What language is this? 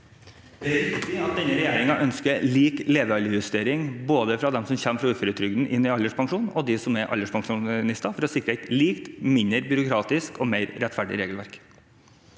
Norwegian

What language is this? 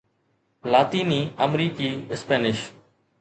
Sindhi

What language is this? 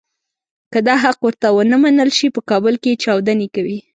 Pashto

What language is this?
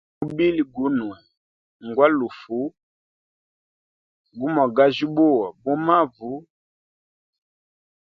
Hemba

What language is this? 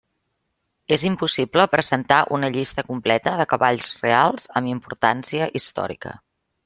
Catalan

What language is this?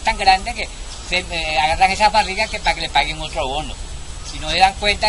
Spanish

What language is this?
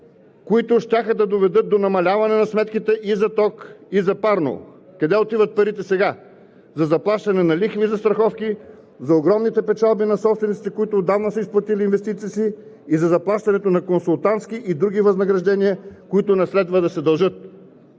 Bulgarian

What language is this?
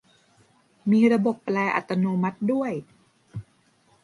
Thai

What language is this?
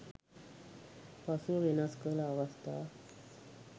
Sinhala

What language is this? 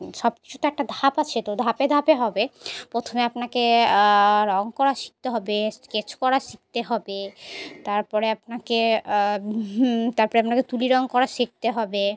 Bangla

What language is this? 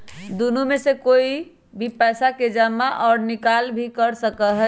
Magahi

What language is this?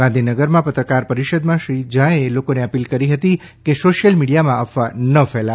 Gujarati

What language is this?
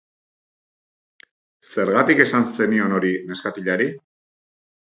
Basque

